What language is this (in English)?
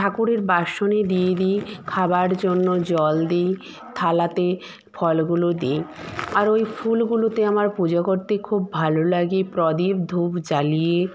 Bangla